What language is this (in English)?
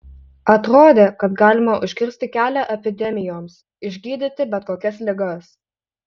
Lithuanian